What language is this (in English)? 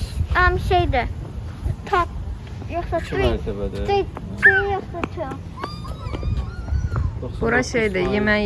Turkish